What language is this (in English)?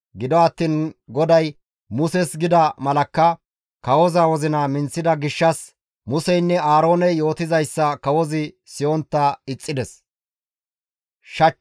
Gamo